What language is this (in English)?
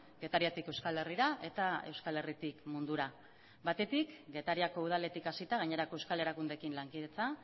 Basque